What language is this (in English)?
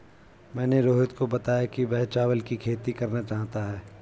Hindi